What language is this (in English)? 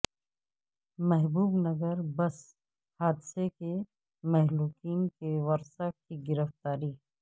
Urdu